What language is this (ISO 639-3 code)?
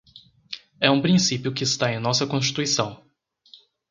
por